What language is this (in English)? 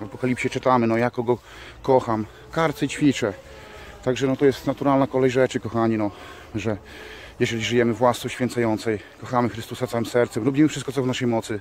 Polish